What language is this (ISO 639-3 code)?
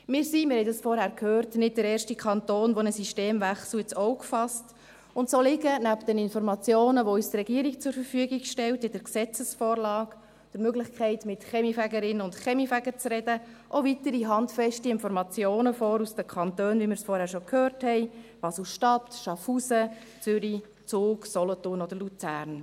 gsw